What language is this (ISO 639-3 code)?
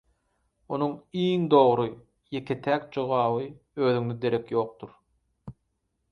tuk